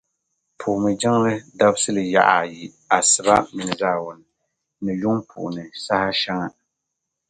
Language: Dagbani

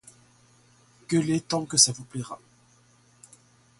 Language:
French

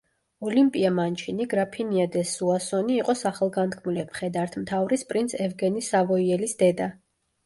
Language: Georgian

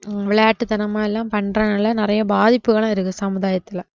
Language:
Tamil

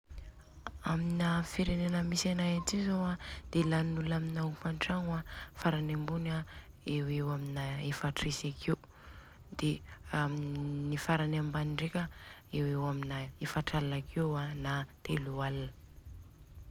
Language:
Southern Betsimisaraka Malagasy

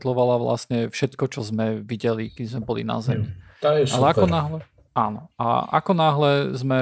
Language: Slovak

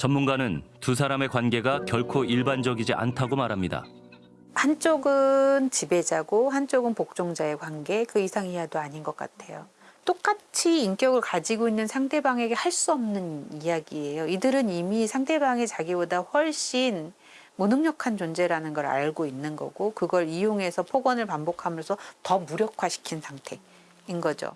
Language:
Korean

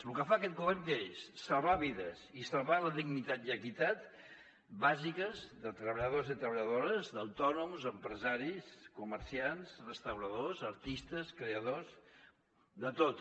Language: Catalan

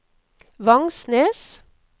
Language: Norwegian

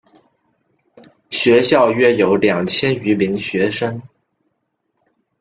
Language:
Chinese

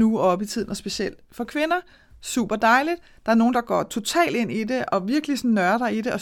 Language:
Danish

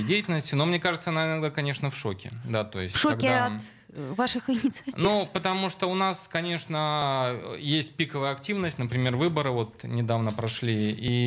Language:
Russian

